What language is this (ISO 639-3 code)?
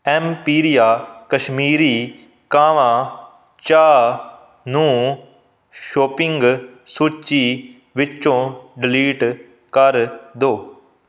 pan